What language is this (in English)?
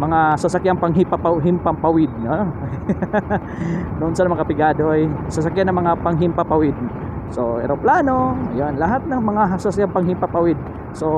Filipino